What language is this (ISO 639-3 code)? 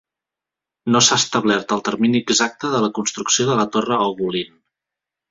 cat